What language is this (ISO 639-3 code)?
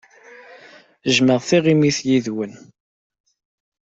kab